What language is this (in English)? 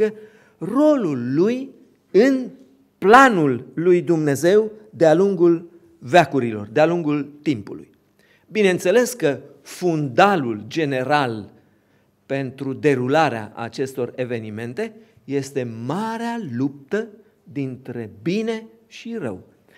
Romanian